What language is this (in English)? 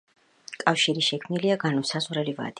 Georgian